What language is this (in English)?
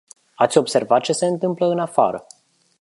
Romanian